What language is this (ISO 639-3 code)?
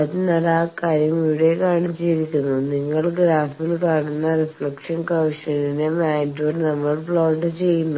mal